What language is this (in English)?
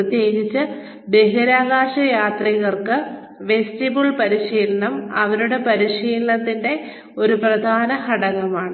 Malayalam